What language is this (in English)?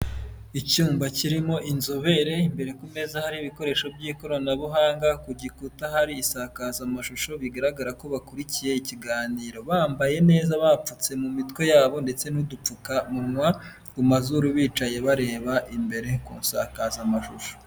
Kinyarwanda